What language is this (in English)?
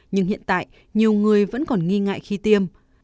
Vietnamese